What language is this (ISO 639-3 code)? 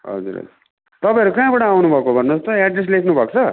nep